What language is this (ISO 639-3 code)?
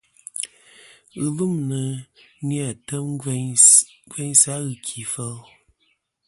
bkm